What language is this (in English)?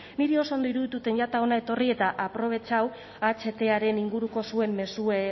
Basque